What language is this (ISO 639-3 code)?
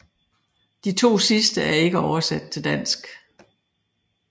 dan